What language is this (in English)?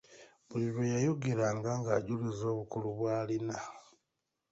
Ganda